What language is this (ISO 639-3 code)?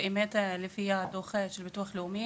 heb